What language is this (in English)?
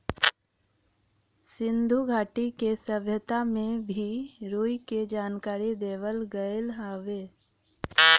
Bhojpuri